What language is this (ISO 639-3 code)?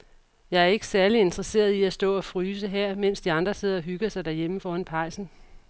dan